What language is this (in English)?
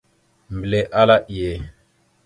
Mada (Cameroon)